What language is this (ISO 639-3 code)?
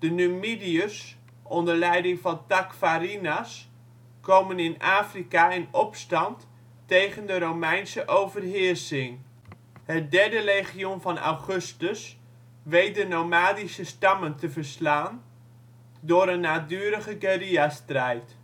nld